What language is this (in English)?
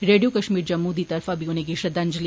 Dogri